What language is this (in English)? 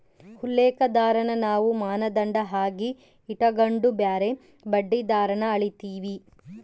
Kannada